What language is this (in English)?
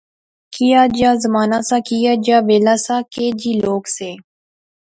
Pahari-Potwari